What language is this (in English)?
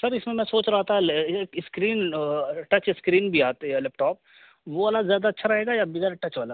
Urdu